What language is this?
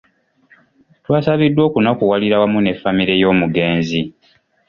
Ganda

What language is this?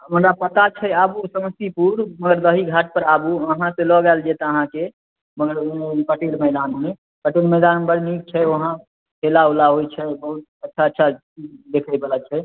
Maithili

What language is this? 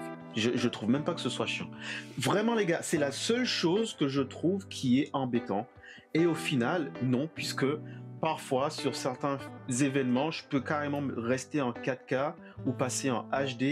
French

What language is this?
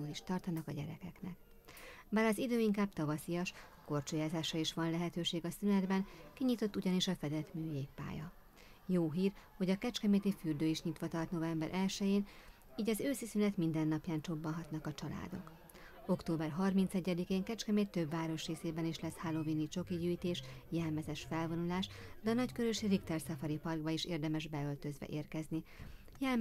Hungarian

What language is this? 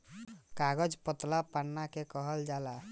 Bhojpuri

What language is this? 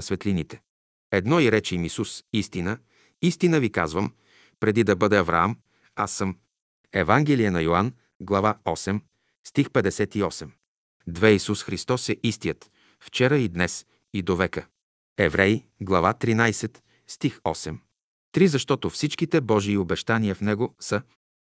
Bulgarian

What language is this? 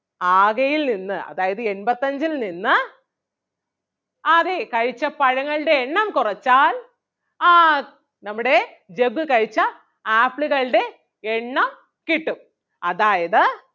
Malayalam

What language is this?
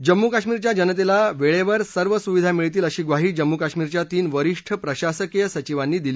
Marathi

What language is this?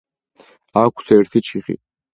Georgian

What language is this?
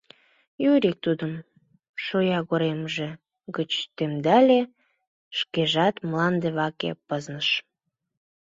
Mari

